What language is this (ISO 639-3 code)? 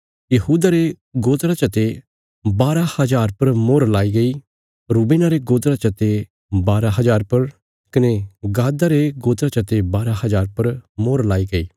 kfs